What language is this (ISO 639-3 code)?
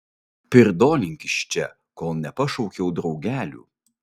lit